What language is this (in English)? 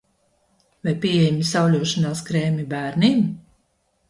Latvian